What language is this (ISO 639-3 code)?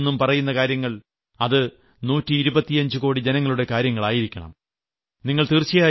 mal